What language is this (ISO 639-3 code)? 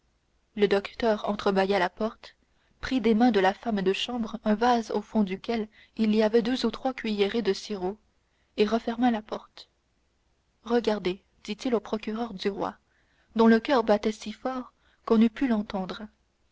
fra